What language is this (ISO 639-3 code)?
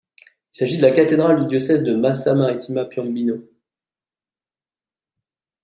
fra